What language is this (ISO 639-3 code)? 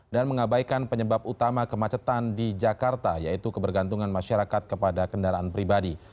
ind